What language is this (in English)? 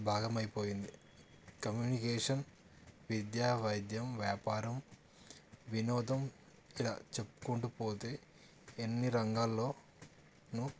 Telugu